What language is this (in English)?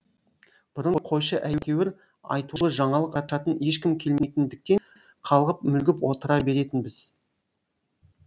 Kazakh